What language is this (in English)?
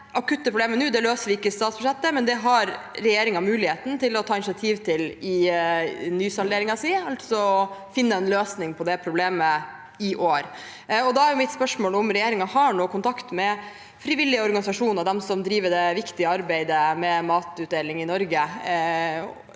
Norwegian